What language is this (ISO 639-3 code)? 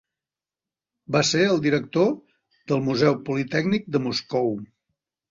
cat